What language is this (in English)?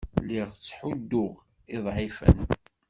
Kabyle